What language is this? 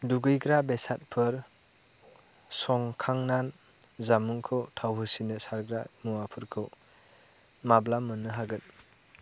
Bodo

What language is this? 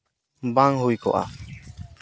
Santali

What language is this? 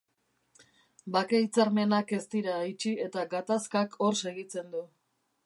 Basque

